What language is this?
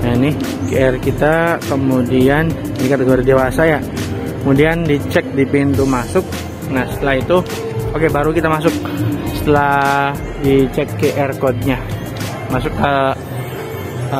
Indonesian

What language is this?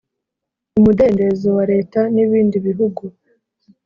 Kinyarwanda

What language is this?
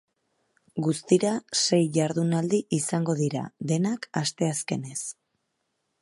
Basque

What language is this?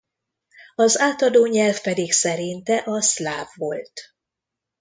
Hungarian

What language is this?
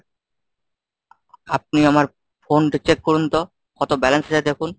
Bangla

